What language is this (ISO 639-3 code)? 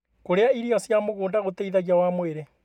kik